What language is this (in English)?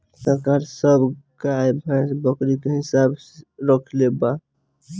Bhojpuri